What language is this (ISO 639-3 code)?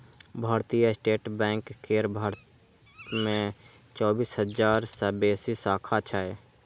mai